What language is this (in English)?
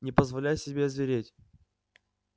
Russian